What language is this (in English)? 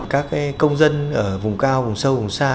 Vietnamese